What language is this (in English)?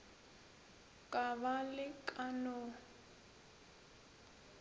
Northern Sotho